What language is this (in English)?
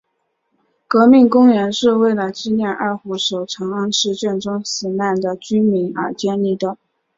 Chinese